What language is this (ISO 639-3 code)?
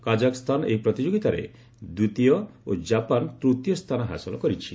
ori